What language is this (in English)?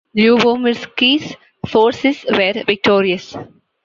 English